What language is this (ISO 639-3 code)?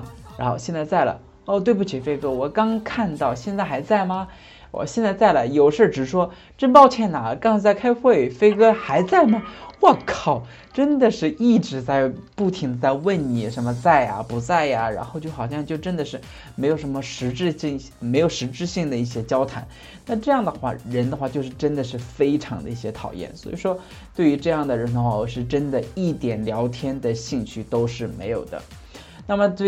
zho